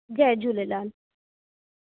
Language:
Sindhi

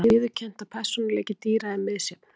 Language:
Icelandic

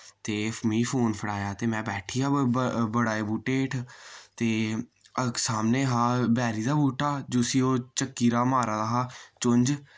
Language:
Dogri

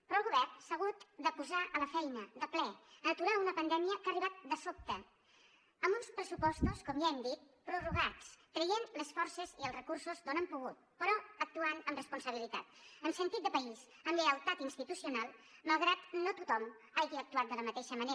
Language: Catalan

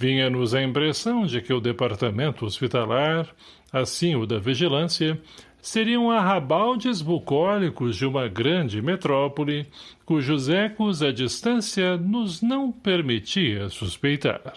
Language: Portuguese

